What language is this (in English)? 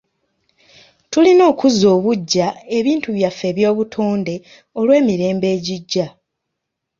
Ganda